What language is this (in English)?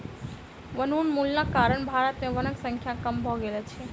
Maithili